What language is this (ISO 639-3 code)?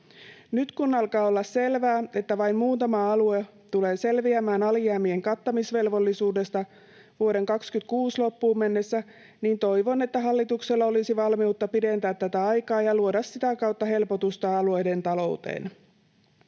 fin